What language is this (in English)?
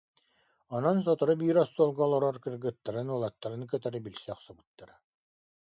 Yakut